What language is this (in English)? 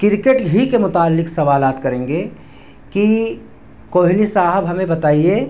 Urdu